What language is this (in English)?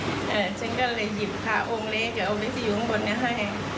Thai